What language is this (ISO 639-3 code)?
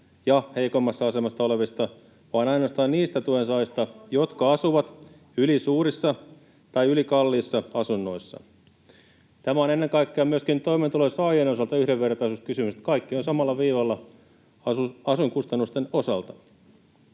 fin